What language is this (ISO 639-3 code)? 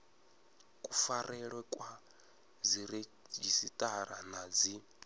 ven